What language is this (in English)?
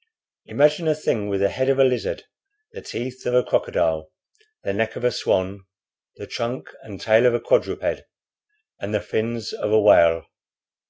English